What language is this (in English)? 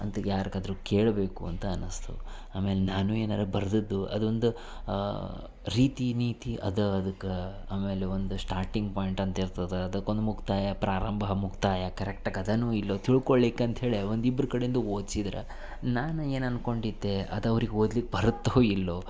Kannada